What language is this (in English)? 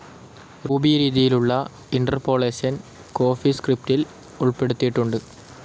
Malayalam